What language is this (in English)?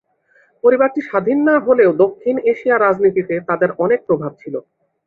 Bangla